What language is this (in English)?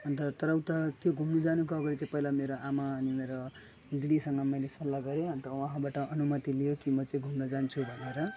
Nepali